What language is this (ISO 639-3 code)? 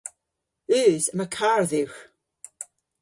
cor